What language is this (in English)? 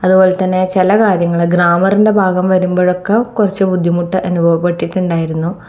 Malayalam